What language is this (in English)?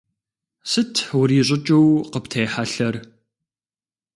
Kabardian